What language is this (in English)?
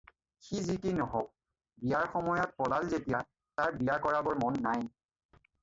Assamese